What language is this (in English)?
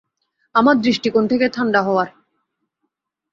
Bangla